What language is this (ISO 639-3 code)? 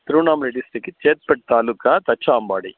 tam